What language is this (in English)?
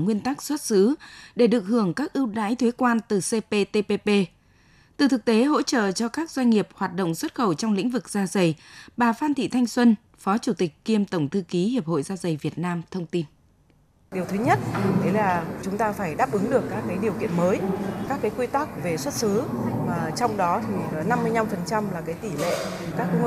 Vietnamese